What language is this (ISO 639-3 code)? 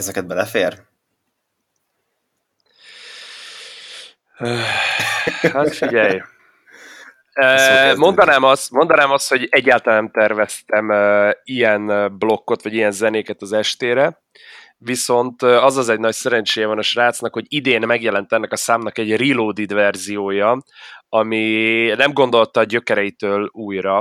hun